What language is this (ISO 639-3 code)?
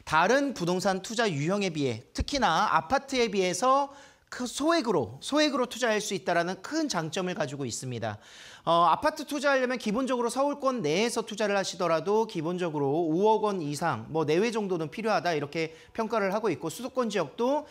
kor